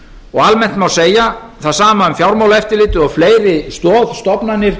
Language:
Icelandic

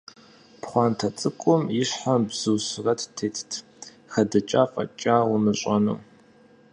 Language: Kabardian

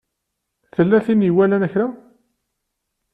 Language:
Kabyle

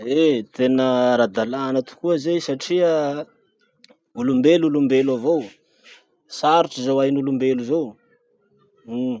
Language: Masikoro Malagasy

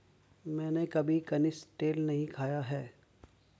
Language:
Hindi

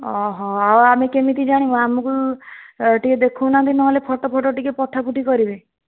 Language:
Odia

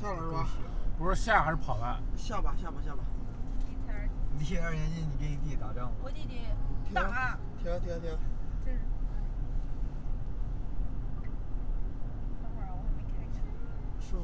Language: Chinese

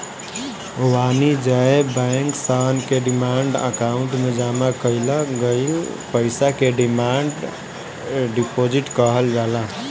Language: Bhojpuri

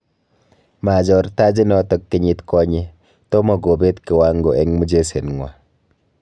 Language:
Kalenjin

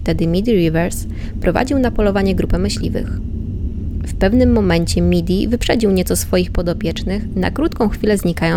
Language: Polish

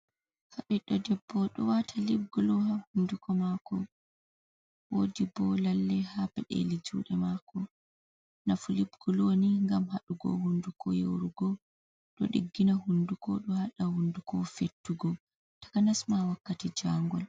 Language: Fula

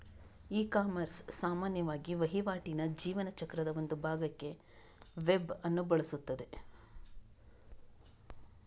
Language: Kannada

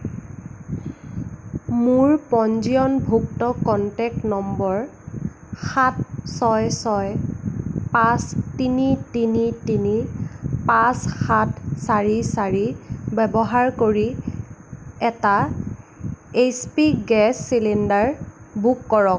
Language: Assamese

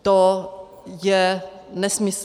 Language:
Czech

